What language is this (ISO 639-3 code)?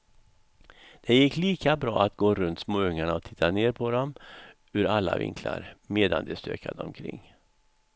swe